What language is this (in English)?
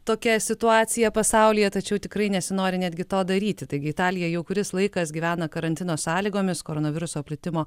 Lithuanian